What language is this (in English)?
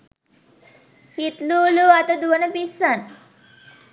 Sinhala